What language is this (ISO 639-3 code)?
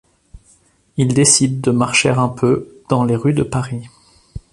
fra